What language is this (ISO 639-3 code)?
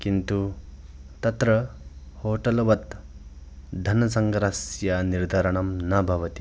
san